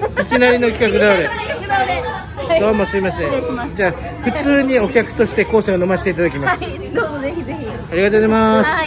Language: Japanese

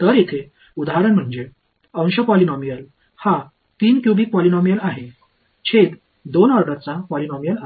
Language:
Marathi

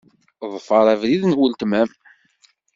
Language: Kabyle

